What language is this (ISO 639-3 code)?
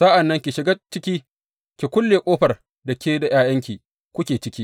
hau